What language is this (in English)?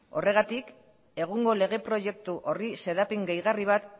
Basque